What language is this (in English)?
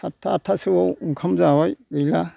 Bodo